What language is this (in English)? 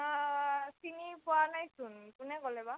Assamese